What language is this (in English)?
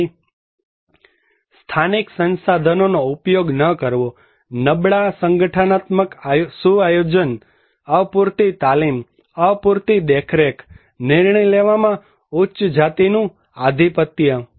Gujarati